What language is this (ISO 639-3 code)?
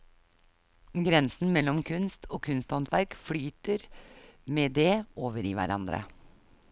nor